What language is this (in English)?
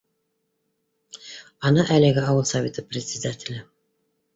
Bashkir